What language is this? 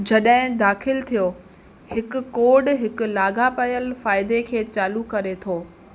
Sindhi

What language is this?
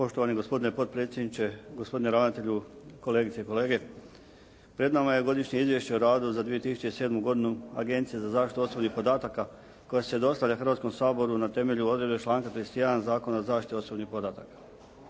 Croatian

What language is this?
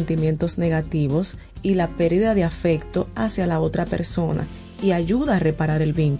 Spanish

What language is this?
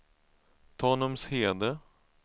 Swedish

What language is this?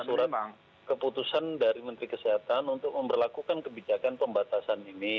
Indonesian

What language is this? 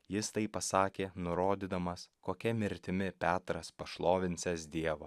Lithuanian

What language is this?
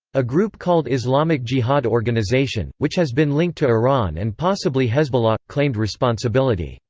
English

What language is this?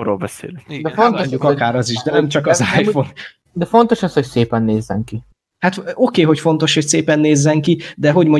Hungarian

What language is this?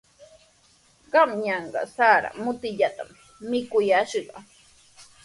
Sihuas Ancash Quechua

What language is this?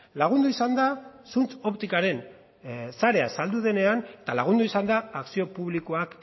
Basque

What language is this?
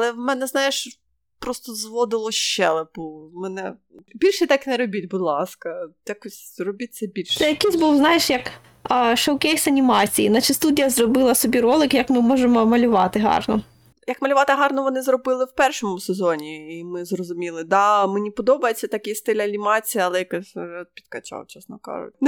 Ukrainian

